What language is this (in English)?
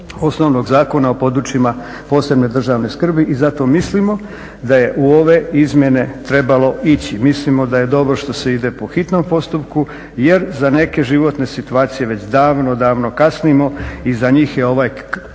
Croatian